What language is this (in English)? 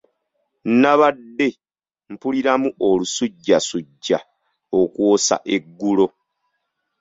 Ganda